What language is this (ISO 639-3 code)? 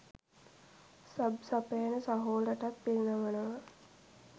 sin